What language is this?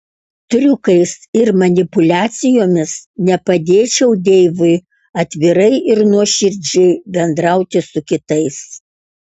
Lithuanian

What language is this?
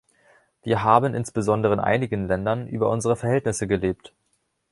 German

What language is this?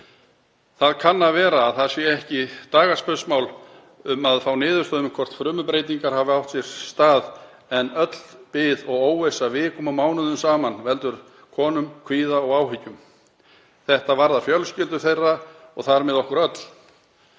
Icelandic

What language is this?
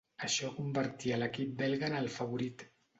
Catalan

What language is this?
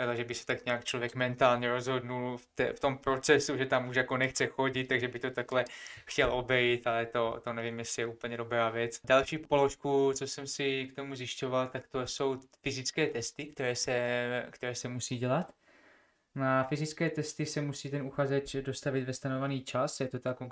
Czech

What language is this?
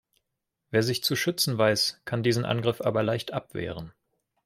German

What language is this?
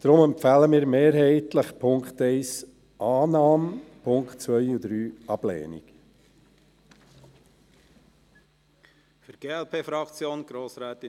Swiss German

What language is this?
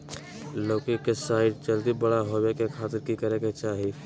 Magahi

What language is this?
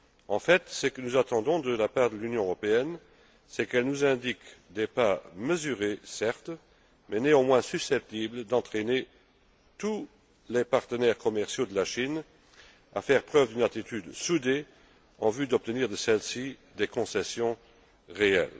French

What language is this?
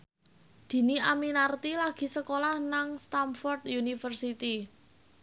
Javanese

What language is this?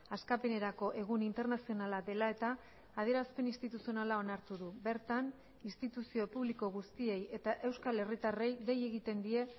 Basque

